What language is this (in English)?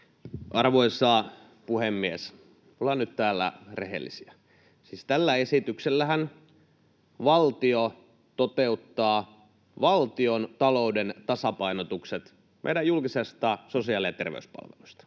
Finnish